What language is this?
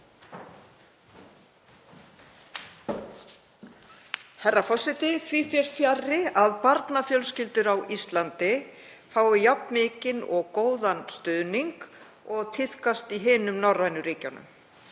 Icelandic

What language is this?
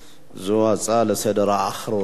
Hebrew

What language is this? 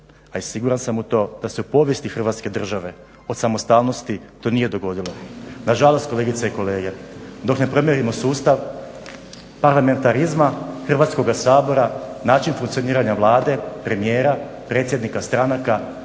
Croatian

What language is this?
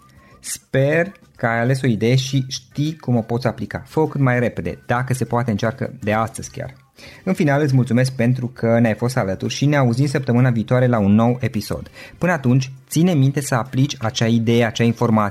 Romanian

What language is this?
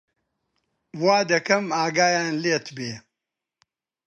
Central Kurdish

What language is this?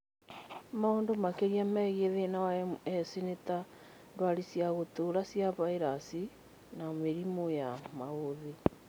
Kikuyu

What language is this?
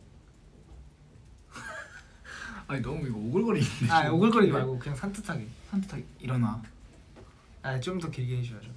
Korean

